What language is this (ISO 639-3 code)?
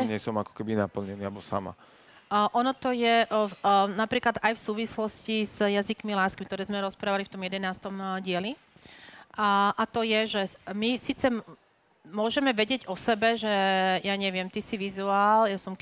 slk